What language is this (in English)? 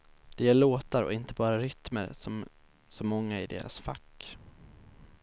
Swedish